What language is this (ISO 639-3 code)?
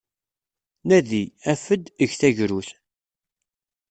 kab